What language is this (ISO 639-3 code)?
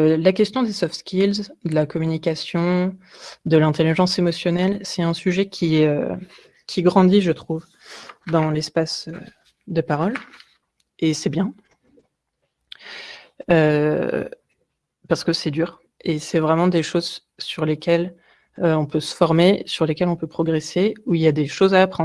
fra